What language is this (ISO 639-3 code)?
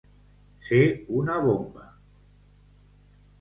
cat